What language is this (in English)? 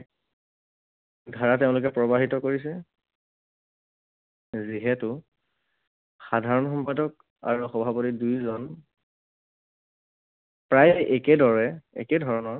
Assamese